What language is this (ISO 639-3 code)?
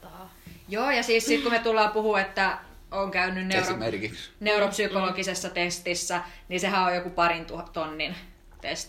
fin